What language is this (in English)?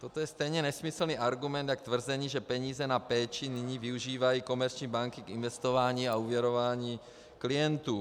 Czech